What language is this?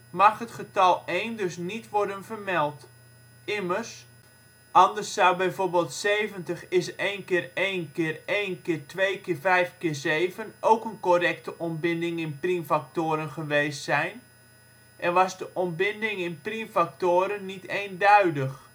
Dutch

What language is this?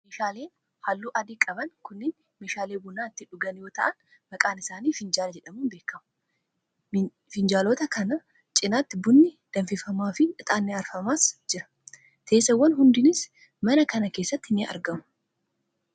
Oromo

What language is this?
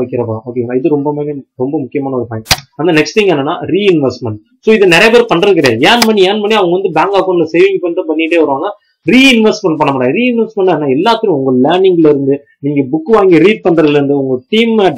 Hindi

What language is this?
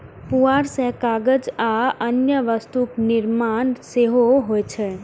Maithili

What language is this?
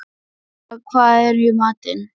Icelandic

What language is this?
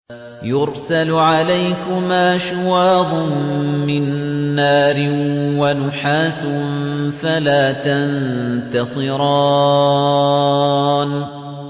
Arabic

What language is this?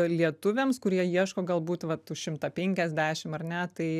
Lithuanian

